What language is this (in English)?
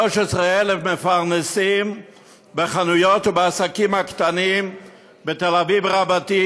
Hebrew